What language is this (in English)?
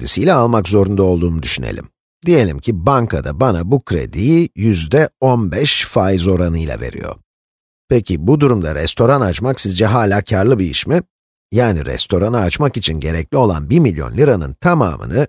Turkish